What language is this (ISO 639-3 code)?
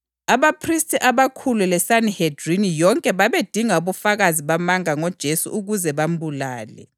nde